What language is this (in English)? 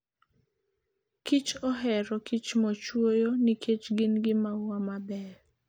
Luo (Kenya and Tanzania)